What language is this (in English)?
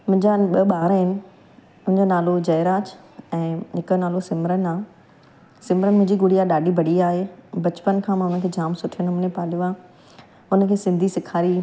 Sindhi